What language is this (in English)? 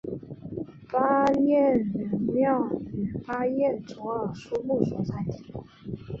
Chinese